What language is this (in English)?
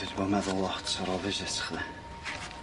Welsh